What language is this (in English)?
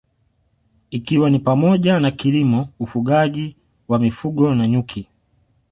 Swahili